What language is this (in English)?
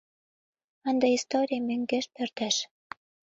Mari